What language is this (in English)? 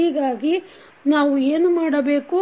Kannada